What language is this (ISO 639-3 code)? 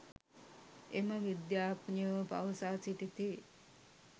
sin